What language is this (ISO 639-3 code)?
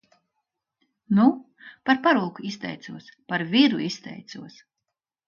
lav